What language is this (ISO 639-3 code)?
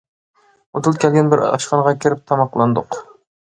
uig